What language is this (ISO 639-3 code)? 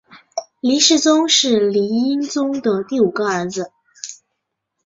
zho